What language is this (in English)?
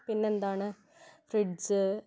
Malayalam